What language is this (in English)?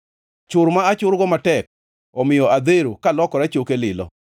Luo (Kenya and Tanzania)